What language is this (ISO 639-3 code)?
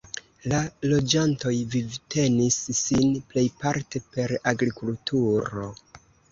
epo